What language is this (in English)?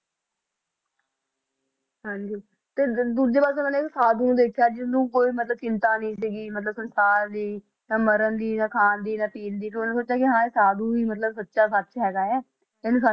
Punjabi